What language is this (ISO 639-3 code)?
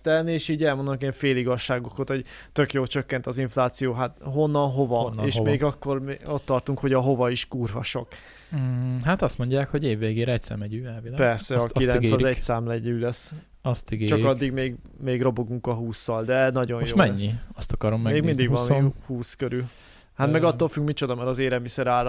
hun